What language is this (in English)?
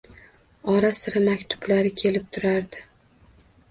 Uzbek